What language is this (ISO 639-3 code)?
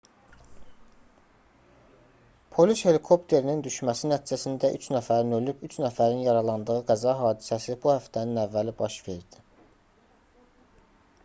aze